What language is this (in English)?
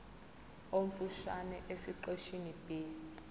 Zulu